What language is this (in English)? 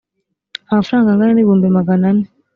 Kinyarwanda